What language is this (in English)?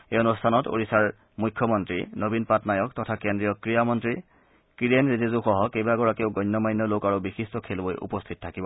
Assamese